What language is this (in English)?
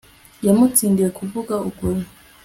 Kinyarwanda